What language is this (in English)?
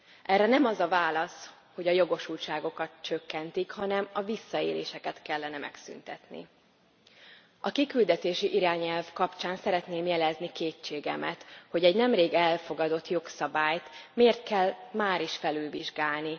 Hungarian